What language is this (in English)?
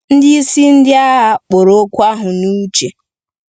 Igbo